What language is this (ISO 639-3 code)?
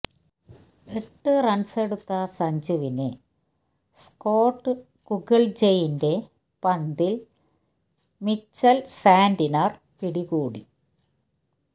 mal